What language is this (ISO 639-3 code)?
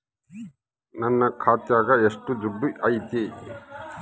kan